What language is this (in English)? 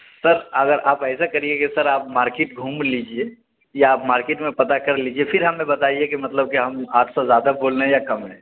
Urdu